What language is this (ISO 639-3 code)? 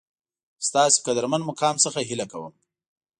pus